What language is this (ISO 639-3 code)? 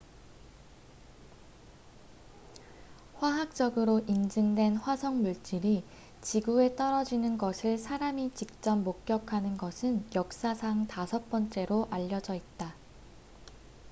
kor